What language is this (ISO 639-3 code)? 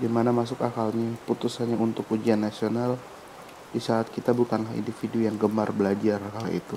ind